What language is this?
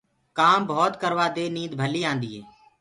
Gurgula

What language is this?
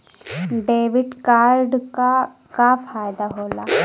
Bhojpuri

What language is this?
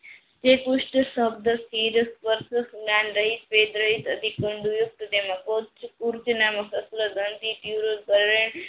Gujarati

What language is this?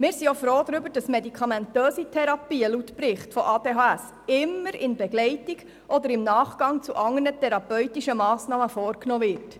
Swiss German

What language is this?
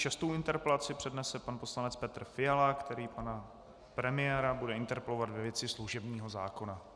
Czech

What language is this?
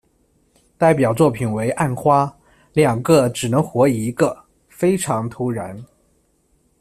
Chinese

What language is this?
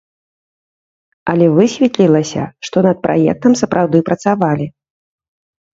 Belarusian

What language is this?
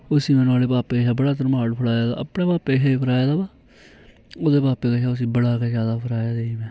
Dogri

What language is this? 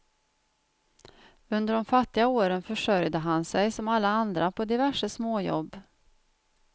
Swedish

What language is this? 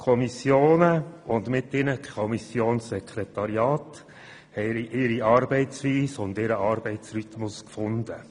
Swiss German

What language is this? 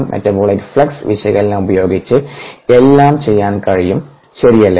Malayalam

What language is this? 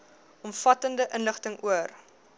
Afrikaans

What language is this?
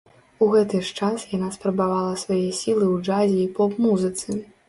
Belarusian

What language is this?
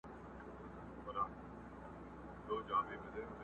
Pashto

